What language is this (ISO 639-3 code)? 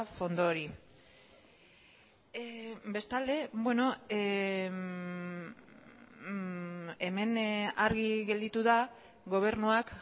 eus